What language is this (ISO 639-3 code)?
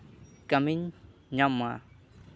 sat